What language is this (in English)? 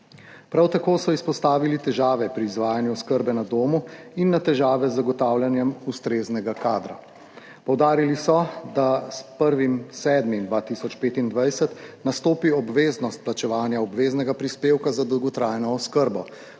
Slovenian